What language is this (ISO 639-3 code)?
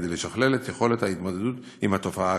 heb